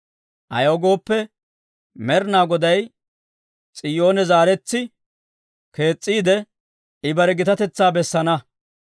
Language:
Dawro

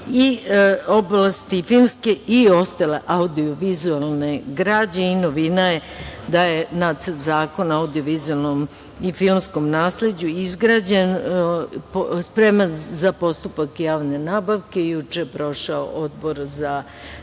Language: Serbian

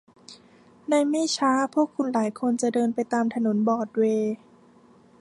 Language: Thai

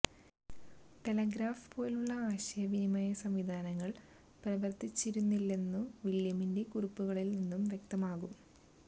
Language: Malayalam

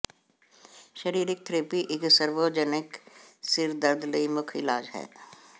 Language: Punjabi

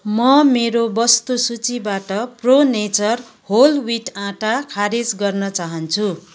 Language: Nepali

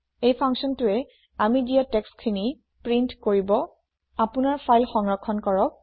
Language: Assamese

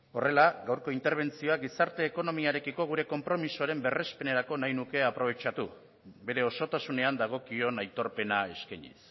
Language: Basque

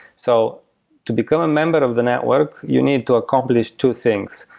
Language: English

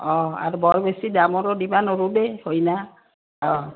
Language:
Assamese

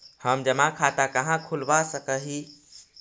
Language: Magahi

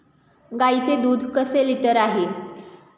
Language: Marathi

